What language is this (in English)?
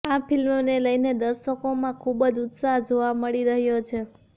Gujarati